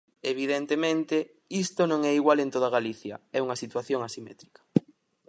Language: Galician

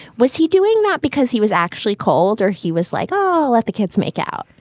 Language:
English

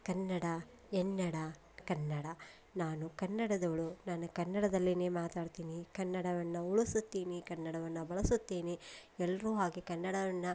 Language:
Kannada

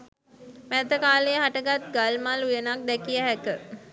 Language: Sinhala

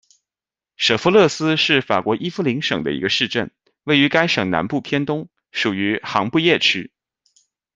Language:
Chinese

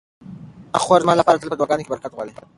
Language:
Pashto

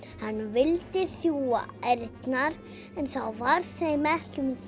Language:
Icelandic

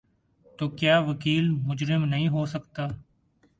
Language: Urdu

